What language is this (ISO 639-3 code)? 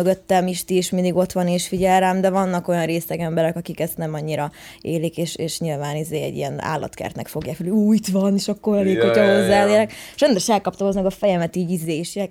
hun